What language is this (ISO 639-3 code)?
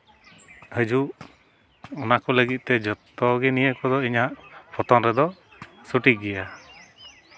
sat